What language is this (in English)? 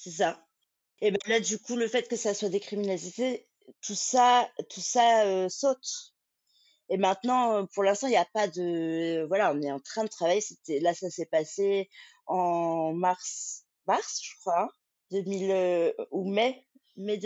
French